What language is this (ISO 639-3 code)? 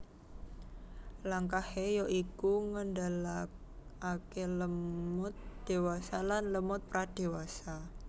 jav